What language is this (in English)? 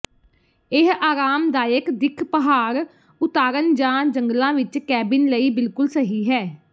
Punjabi